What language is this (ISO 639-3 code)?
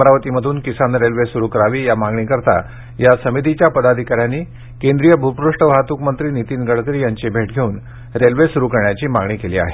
mar